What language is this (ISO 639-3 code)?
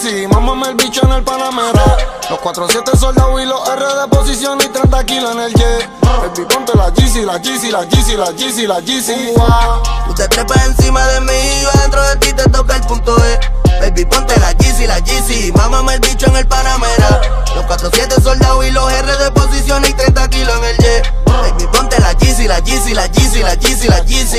ron